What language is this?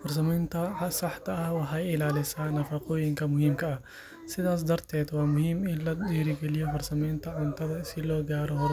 Somali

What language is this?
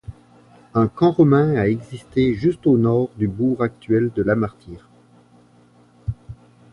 French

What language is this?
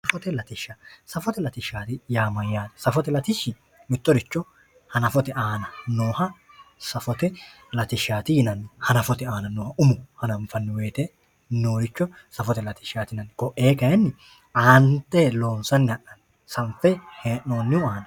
Sidamo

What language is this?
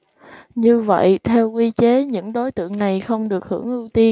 Vietnamese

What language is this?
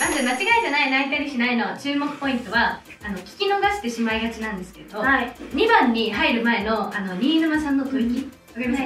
Japanese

